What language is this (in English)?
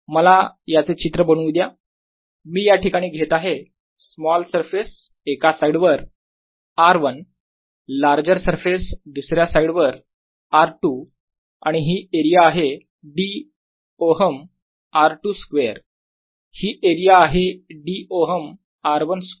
Marathi